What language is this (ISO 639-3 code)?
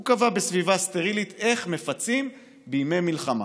heb